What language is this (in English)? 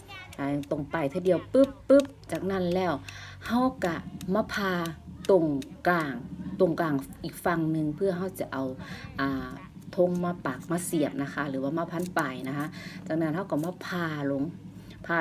Thai